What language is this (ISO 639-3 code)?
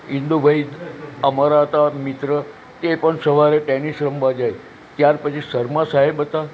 guj